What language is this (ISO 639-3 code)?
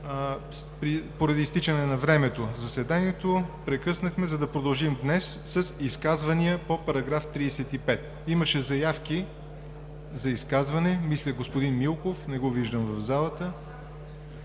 bul